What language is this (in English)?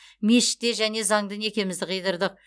Kazakh